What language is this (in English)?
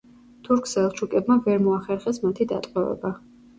Georgian